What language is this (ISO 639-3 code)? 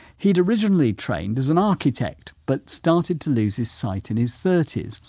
eng